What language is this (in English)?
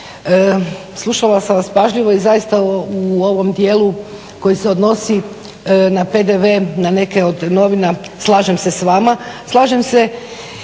Croatian